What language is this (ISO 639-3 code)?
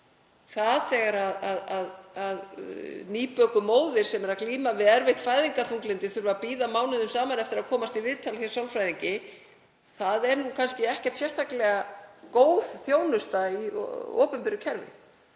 isl